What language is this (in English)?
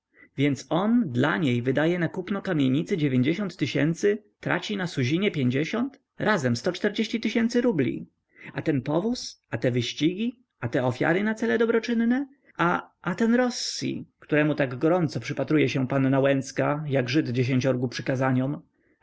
Polish